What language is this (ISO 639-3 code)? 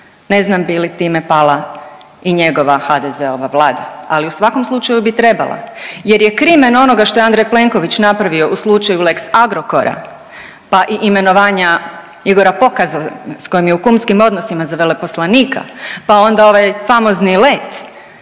hrv